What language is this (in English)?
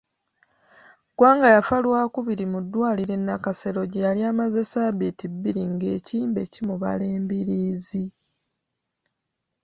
Ganda